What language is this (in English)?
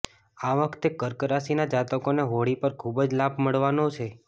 Gujarati